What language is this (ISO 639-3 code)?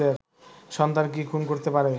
ben